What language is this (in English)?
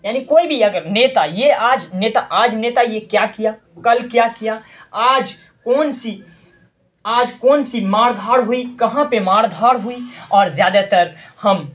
Urdu